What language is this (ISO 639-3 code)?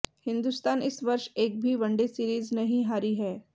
hin